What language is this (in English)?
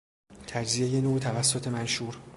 Persian